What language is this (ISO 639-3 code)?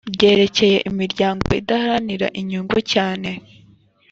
kin